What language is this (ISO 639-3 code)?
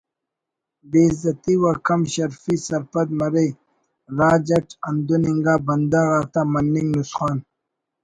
brh